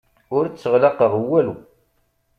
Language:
Kabyle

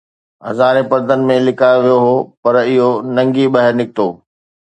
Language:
Sindhi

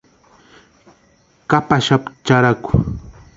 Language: Western Highland Purepecha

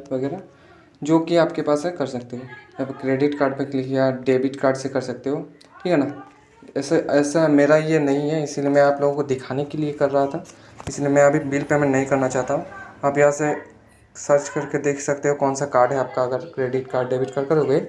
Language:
Hindi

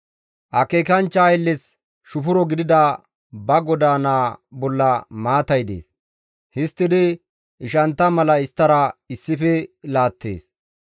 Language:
Gamo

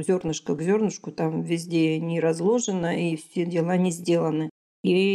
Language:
Russian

